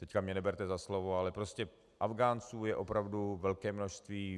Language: Czech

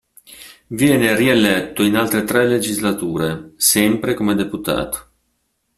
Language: Italian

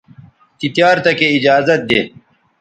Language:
Bateri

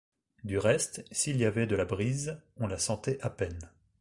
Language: French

